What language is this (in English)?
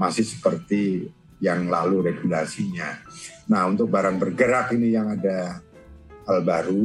Indonesian